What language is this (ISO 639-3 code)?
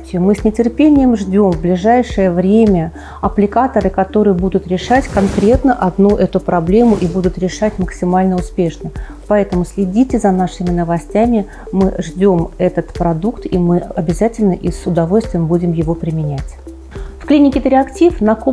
rus